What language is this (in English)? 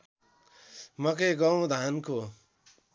Nepali